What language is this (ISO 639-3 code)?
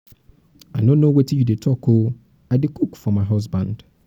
pcm